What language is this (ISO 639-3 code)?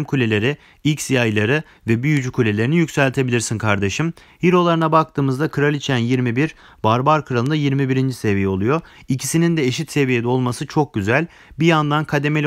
tur